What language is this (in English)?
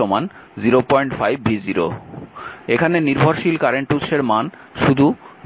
Bangla